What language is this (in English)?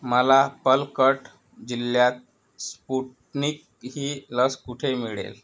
Marathi